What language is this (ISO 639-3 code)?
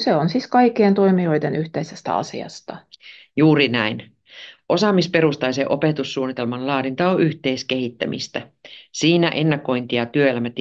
fin